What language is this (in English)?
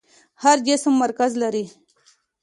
Pashto